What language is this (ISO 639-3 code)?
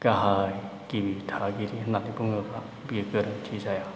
brx